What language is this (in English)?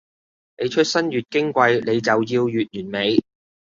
Cantonese